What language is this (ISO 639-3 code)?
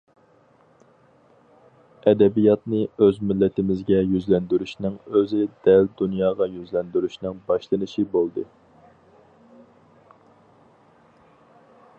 uig